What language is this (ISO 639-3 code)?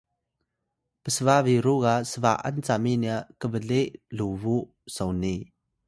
tay